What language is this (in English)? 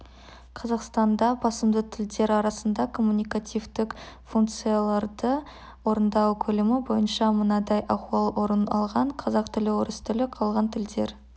Kazakh